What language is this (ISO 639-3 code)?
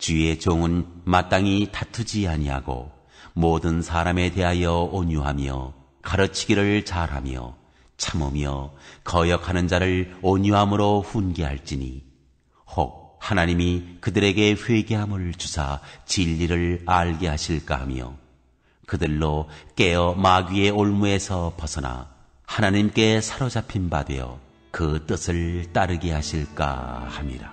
kor